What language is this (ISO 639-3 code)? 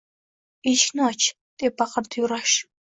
uzb